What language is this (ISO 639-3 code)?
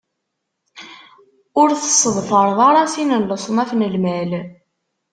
kab